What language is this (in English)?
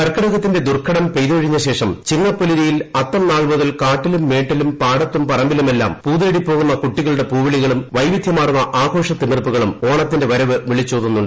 Malayalam